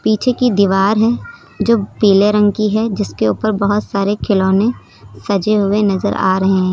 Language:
Hindi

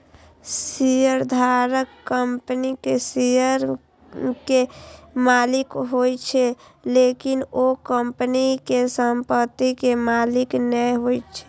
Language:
Maithili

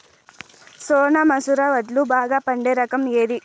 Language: Telugu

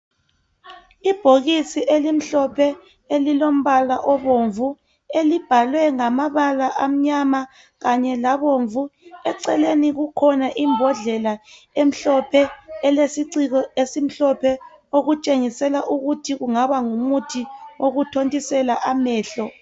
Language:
North Ndebele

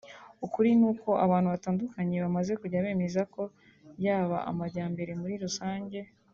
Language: Kinyarwanda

